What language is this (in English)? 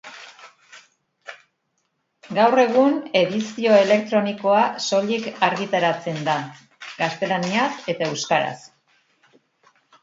Basque